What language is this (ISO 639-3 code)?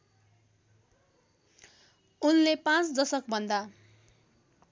nep